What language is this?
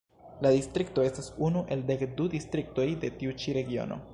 Esperanto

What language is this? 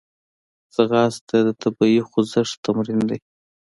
Pashto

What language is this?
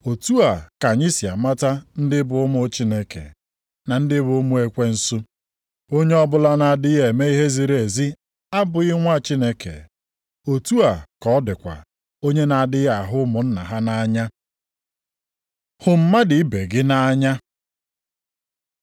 Igbo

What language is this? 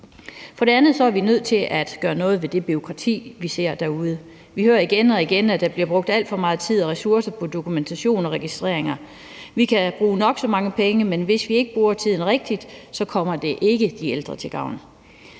Danish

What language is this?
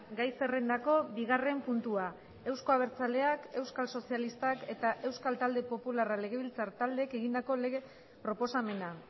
Basque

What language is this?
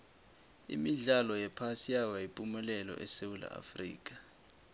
South Ndebele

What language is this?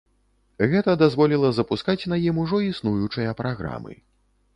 Belarusian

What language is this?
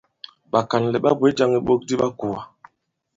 Bankon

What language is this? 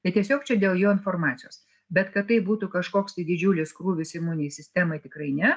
Lithuanian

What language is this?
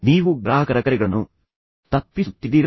Kannada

